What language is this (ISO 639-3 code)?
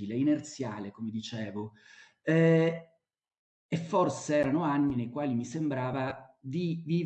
ita